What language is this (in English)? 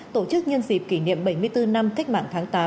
Vietnamese